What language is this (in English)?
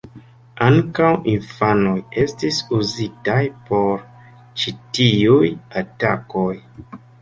Esperanto